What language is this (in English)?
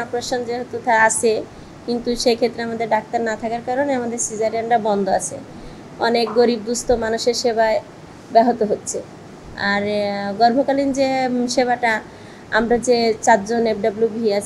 Bangla